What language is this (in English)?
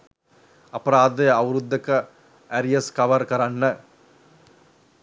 Sinhala